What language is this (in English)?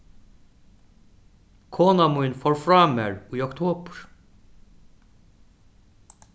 Faroese